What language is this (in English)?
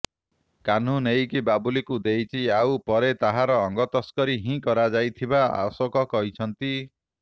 Odia